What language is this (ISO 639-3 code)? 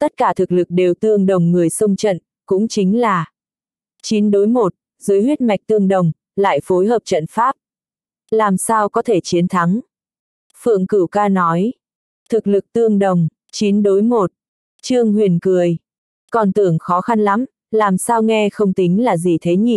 vie